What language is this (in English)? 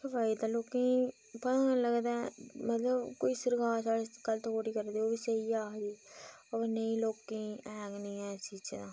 Dogri